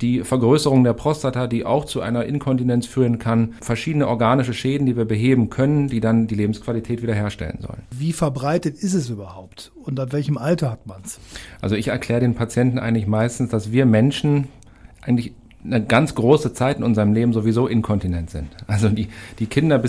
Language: German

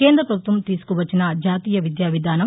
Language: Telugu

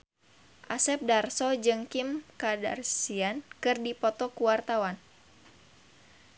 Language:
Sundanese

